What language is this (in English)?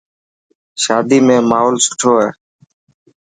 Dhatki